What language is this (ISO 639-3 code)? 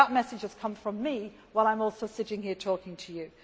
eng